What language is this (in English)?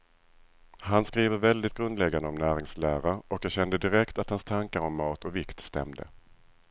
Swedish